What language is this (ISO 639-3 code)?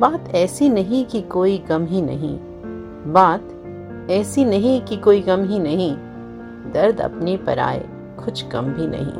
hin